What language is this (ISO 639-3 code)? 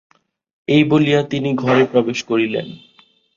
ben